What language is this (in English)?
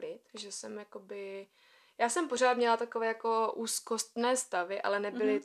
Czech